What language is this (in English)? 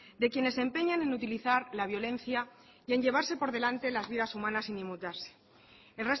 Spanish